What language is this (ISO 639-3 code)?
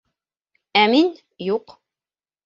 bak